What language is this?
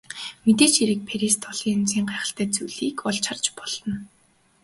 Mongolian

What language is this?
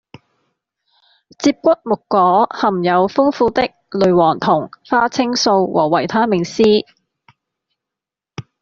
Cantonese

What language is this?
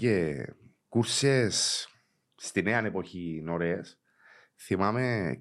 Greek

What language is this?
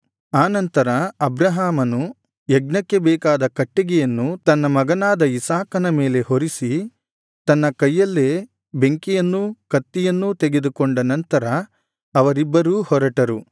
Kannada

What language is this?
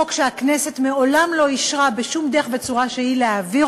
Hebrew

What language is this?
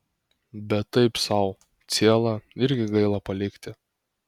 Lithuanian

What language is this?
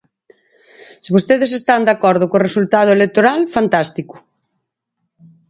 Galician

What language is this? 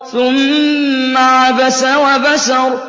Arabic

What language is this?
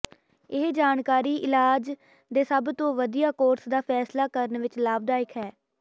Punjabi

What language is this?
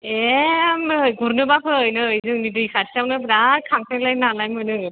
Bodo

